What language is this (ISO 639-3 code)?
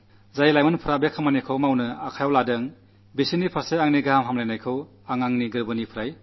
mal